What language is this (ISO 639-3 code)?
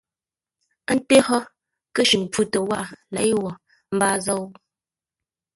nla